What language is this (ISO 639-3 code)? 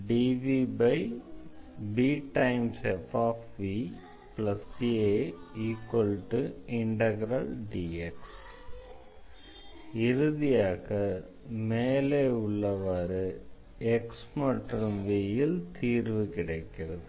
tam